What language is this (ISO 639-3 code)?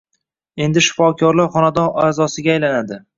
uzb